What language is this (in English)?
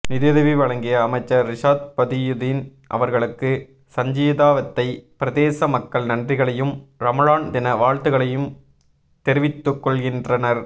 Tamil